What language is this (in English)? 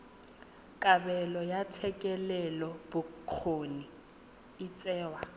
Tswana